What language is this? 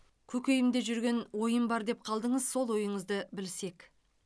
Kazakh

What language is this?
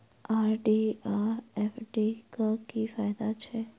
Maithili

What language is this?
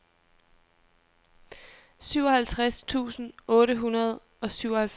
Danish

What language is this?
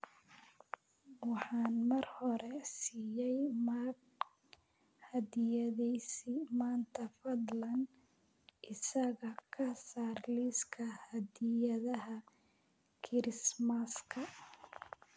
Somali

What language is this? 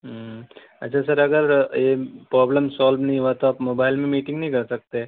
Urdu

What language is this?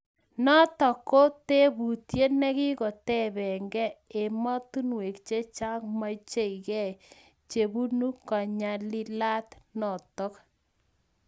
Kalenjin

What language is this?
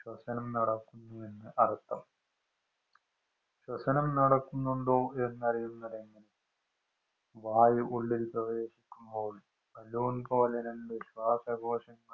Malayalam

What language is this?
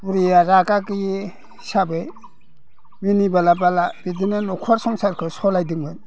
Bodo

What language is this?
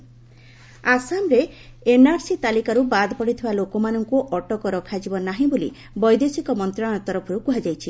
Odia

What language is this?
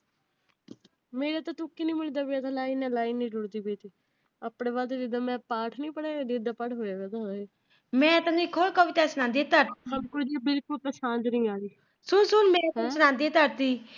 Punjabi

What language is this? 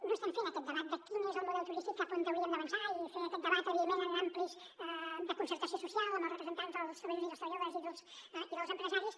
Catalan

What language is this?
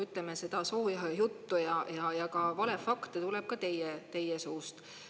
Estonian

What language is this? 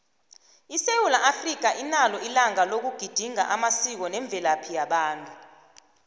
South Ndebele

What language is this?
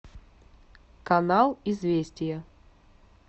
Russian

